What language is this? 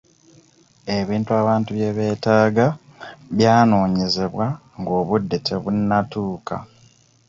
Ganda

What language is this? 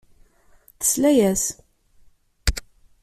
Kabyle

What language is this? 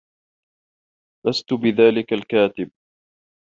Arabic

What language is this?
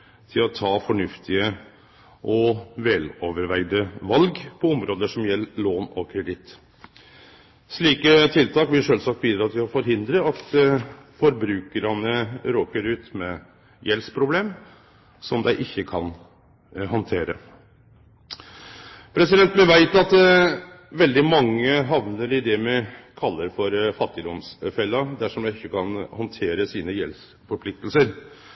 Norwegian Nynorsk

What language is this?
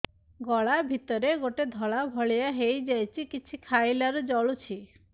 Odia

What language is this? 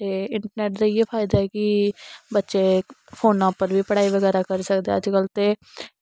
Dogri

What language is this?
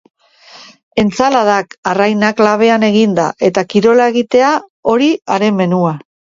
Basque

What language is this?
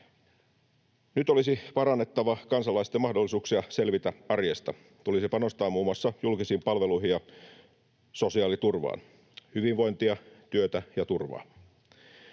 Finnish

